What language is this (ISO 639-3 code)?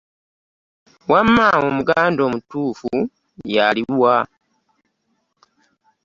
lug